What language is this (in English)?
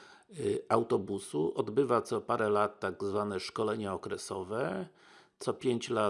Polish